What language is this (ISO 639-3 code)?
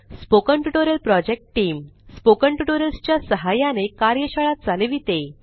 mar